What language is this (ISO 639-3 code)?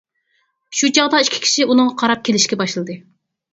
uig